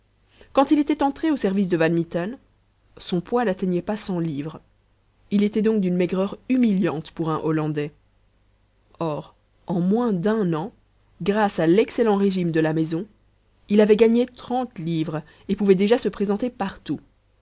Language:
French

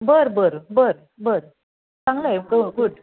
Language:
Marathi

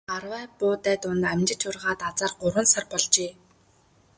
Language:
Mongolian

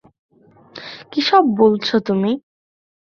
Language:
Bangla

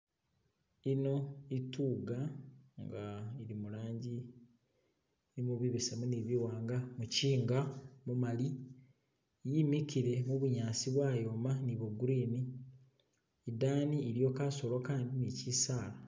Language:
Masaaba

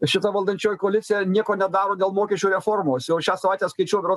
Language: Lithuanian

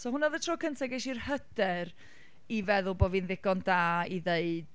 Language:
Welsh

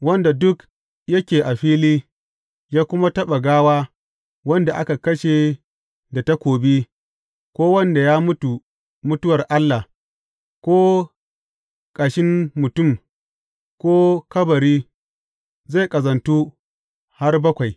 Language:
Hausa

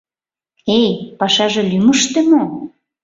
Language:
Mari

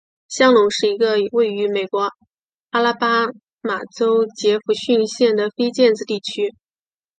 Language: Chinese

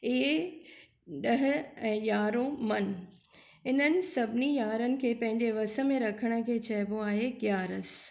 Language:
Sindhi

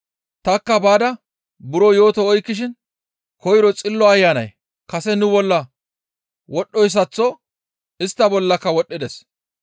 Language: Gamo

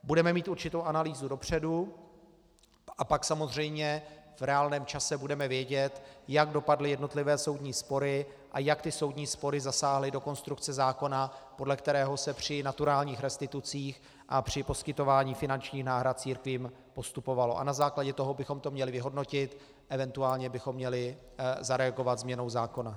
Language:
Czech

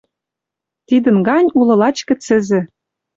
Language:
Western Mari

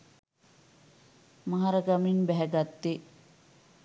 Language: Sinhala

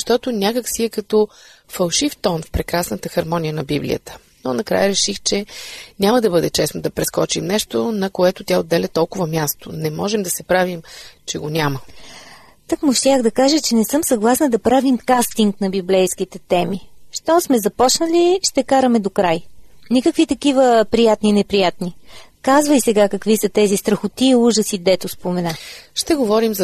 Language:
Bulgarian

